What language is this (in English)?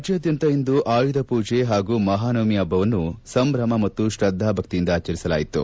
Kannada